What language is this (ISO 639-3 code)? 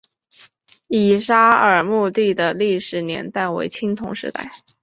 zho